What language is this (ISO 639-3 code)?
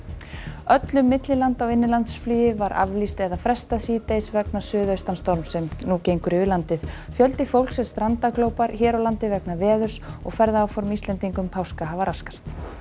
isl